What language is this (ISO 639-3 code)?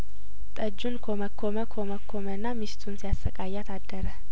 amh